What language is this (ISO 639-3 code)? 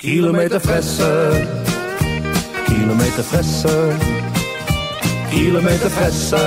nld